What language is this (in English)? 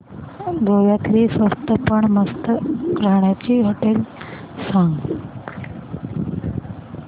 Marathi